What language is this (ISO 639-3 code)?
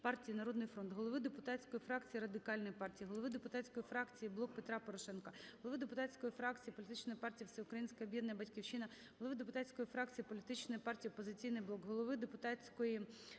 ukr